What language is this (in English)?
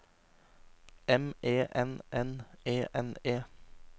Norwegian